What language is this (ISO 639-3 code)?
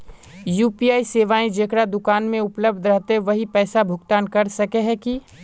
mag